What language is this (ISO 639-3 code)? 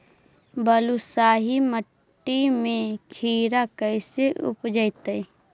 mag